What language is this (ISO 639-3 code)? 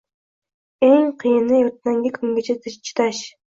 uzb